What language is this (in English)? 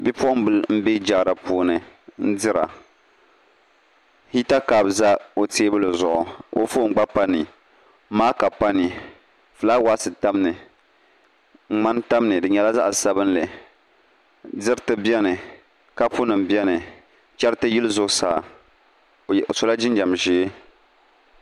Dagbani